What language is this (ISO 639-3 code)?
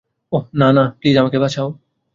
ben